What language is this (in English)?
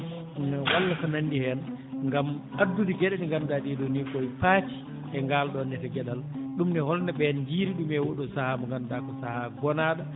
Fula